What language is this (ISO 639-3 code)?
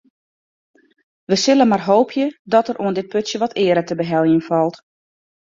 fry